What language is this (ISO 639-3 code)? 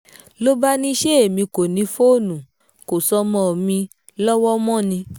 yor